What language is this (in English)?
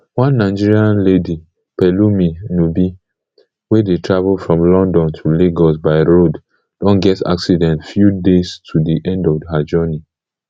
Nigerian Pidgin